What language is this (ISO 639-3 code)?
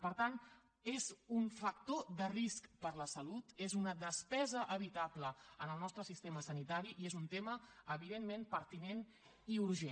cat